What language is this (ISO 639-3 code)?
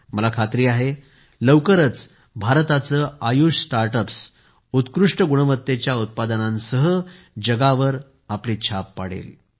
mar